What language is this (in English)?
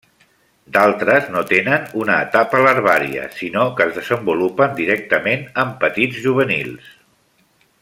Catalan